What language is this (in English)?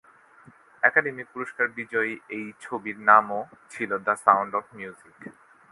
Bangla